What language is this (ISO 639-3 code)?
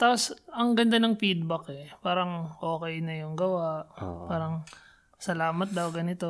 fil